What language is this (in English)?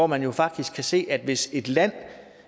Danish